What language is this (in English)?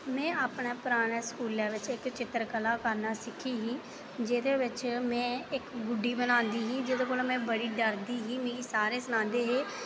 Dogri